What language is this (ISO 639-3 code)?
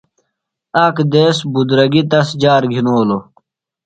phl